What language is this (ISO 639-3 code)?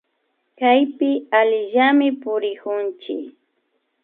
qvi